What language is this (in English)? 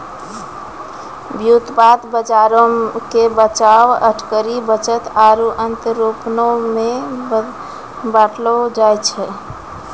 Maithili